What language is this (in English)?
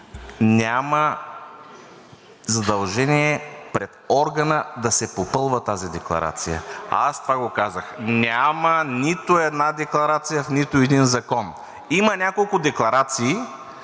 Bulgarian